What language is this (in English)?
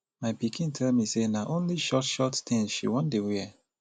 Nigerian Pidgin